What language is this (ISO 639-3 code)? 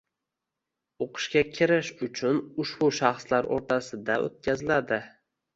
uzb